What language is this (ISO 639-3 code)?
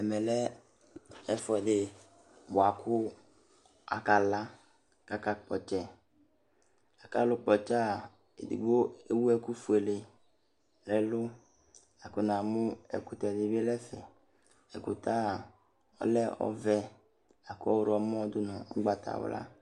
kpo